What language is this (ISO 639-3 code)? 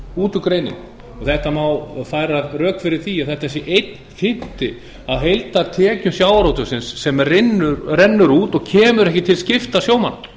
isl